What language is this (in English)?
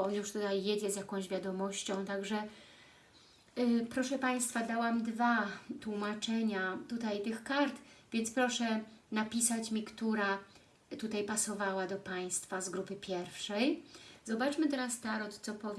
Polish